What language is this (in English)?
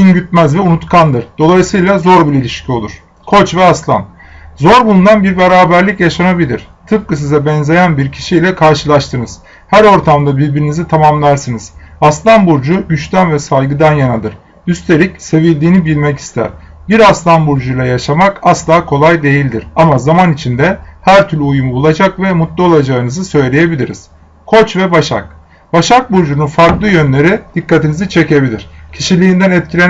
Turkish